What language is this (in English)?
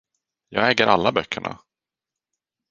Swedish